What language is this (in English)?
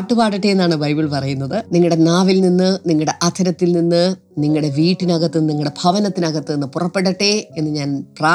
Malayalam